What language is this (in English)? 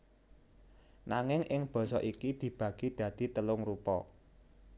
Javanese